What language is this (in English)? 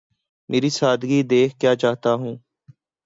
Urdu